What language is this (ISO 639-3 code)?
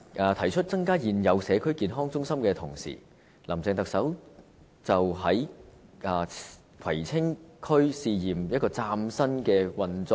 yue